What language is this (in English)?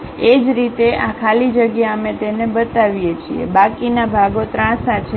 Gujarati